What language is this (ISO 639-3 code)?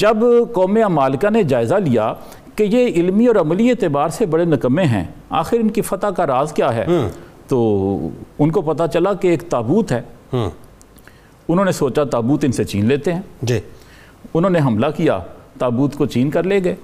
urd